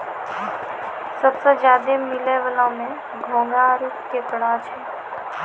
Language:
Maithili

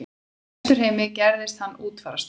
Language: Icelandic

